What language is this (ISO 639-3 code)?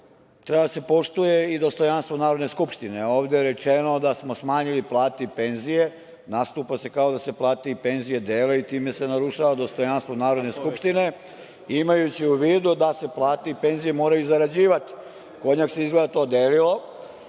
srp